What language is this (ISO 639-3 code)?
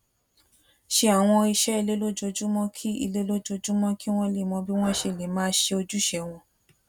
yor